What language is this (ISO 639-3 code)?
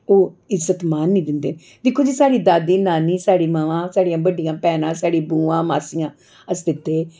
doi